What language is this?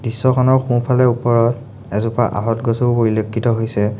Assamese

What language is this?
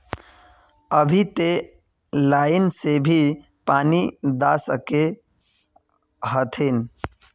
Magahi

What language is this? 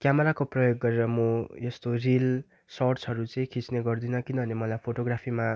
Nepali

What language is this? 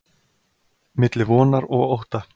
Icelandic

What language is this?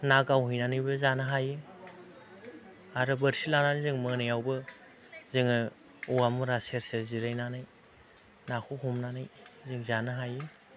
Bodo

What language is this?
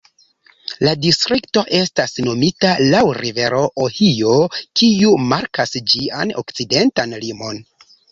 Esperanto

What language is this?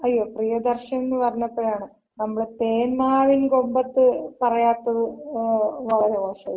Malayalam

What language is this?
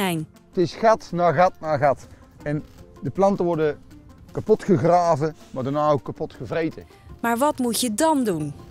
Dutch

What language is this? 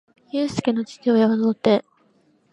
Japanese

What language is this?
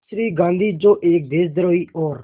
Hindi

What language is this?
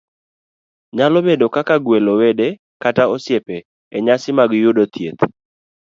Luo (Kenya and Tanzania)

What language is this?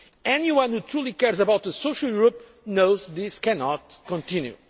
English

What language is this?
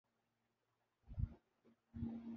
Urdu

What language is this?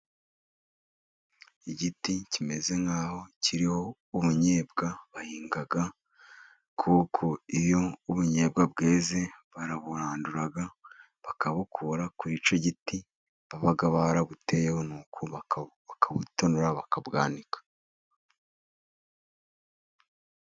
Kinyarwanda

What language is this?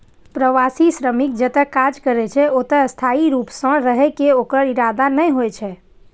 Maithili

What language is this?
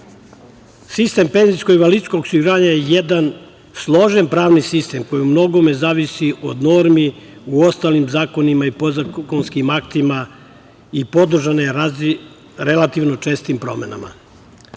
Serbian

